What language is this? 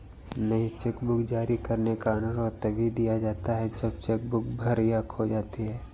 Hindi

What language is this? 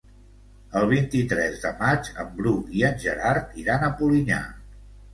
Catalan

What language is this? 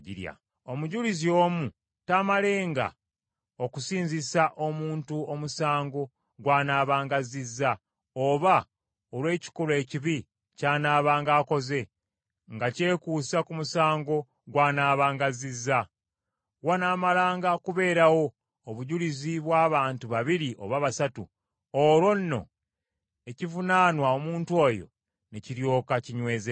Ganda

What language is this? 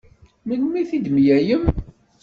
Kabyle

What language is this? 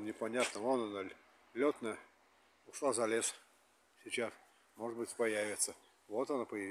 Russian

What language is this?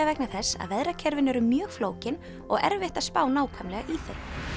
Icelandic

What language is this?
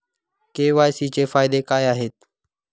Marathi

